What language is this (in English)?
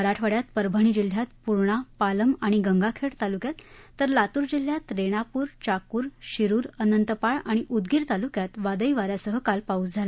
Marathi